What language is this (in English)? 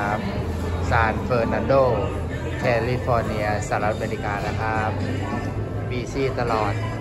Thai